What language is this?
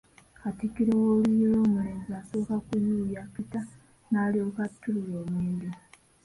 Ganda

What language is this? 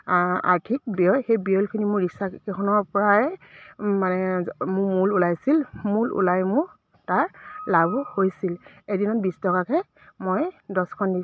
Assamese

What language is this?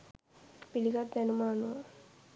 Sinhala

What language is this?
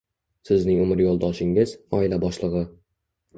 Uzbek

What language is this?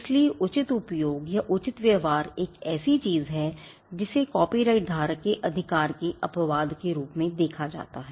Hindi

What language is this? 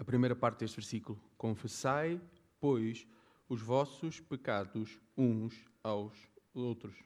Portuguese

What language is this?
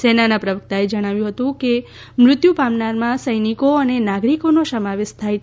Gujarati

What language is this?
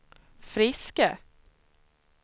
Swedish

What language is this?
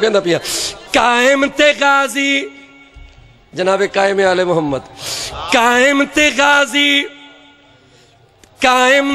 Arabic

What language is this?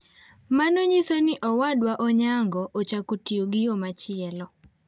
Luo (Kenya and Tanzania)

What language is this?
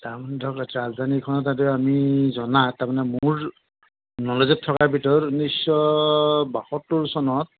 Assamese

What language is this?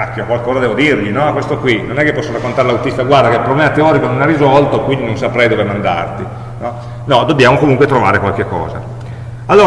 Italian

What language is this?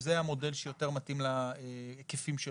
Hebrew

